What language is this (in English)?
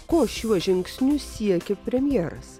Lithuanian